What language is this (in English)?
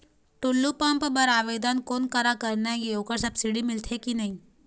Chhattisgarhi